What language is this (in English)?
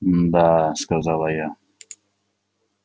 Russian